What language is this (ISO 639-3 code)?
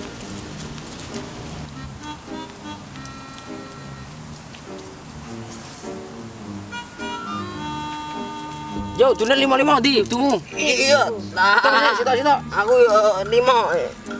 ind